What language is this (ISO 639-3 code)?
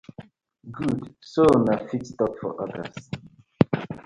pcm